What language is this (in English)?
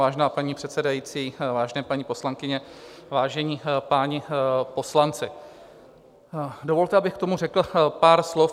Czech